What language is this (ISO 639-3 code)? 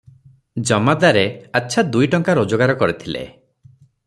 ori